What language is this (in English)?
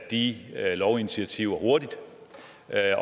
Danish